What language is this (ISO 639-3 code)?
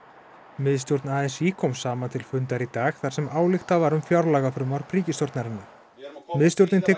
isl